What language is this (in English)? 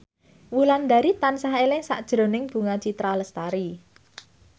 Javanese